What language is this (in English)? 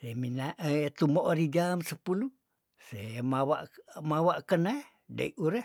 Tondano